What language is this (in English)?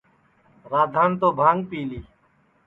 Sansi